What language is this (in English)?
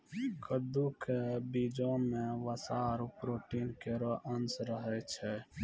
Maithili